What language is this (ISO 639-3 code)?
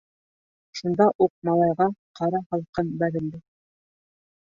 bak